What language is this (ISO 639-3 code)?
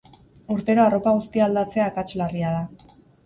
eus